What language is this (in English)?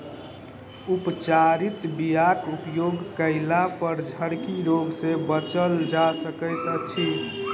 Maithili